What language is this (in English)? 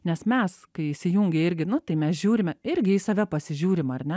Lithuanian